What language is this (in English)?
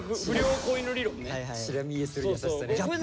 Japanese